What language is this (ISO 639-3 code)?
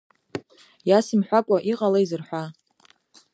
abk